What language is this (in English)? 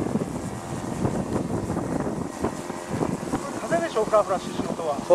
Japanese